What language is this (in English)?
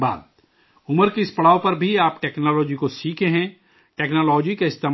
Urdu